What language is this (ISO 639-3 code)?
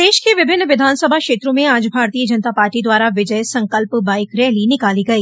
hin